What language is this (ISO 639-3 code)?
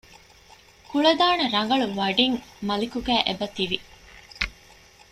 div